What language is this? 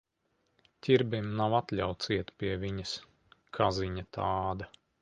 Latvian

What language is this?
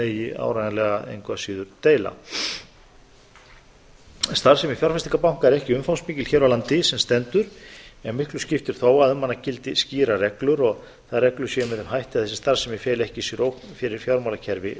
Icelandic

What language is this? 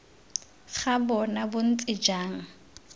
Tswana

